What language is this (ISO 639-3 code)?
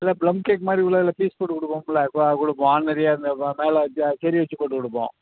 tam